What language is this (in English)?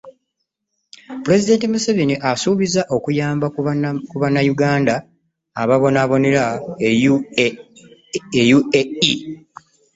Ganda